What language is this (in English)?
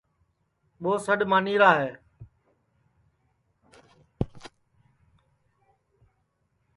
Sansi